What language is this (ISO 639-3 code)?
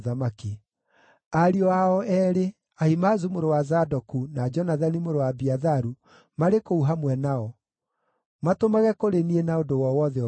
kik